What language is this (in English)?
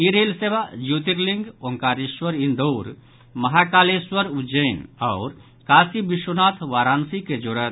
Maithili